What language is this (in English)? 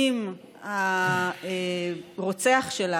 Hebrew